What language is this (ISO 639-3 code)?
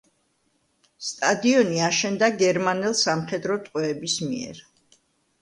kat